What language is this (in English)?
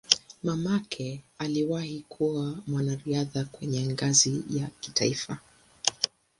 Swahili